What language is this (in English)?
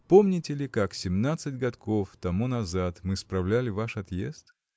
Russian